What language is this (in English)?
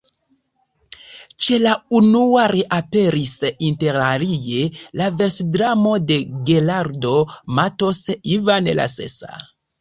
Esperanto